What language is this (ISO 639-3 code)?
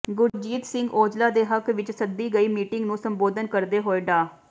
pan